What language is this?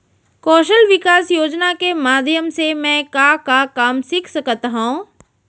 Chhattisgarhi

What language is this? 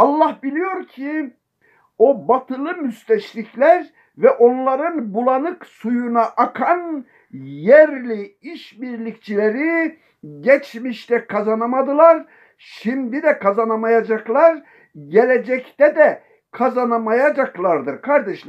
Turkish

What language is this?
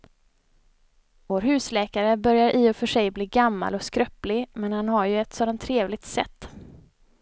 Swedish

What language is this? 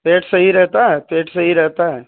Urdu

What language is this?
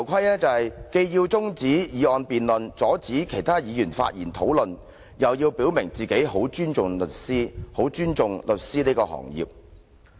Cantonese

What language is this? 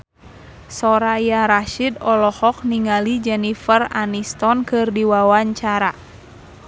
Sundanese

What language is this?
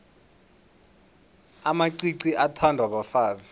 South Ndebele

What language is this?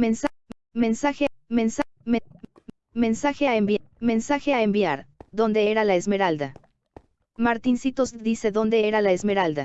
Spanish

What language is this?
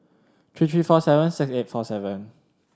English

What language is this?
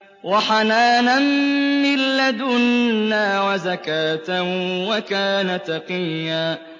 Arabic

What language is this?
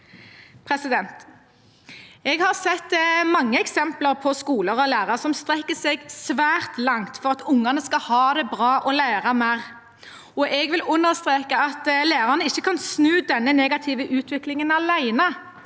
Norwegian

